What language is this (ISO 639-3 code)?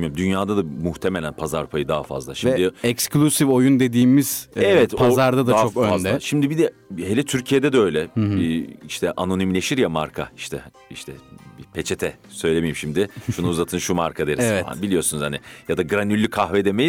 tur